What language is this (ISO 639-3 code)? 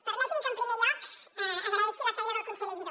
cat